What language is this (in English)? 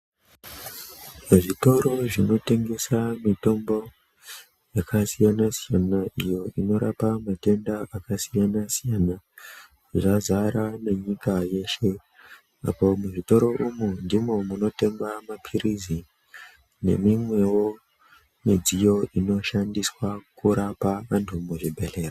Ndau